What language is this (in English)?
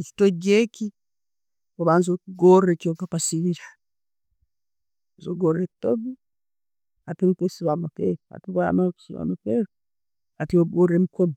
Tooro